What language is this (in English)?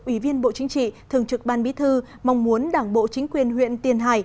Vietnamese